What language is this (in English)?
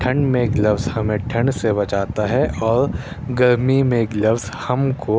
Urdu